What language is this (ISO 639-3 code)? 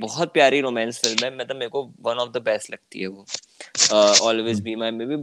hin